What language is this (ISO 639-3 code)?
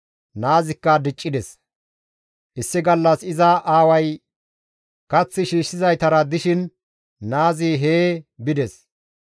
gmv